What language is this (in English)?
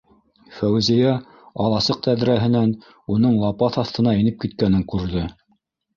Bashkir